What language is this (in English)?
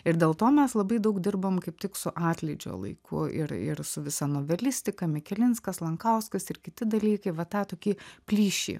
Lithuanian